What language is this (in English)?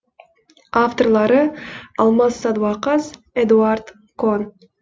Kazakh